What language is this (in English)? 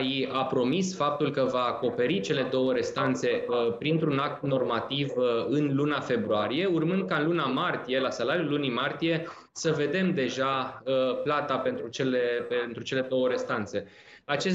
Romanian